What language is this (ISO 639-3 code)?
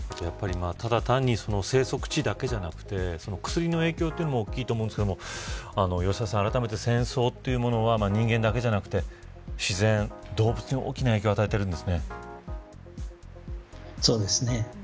jpn